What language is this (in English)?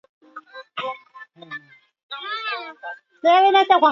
Swahili